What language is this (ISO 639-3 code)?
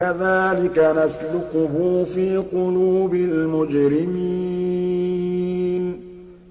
ara